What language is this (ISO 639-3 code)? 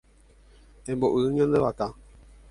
grn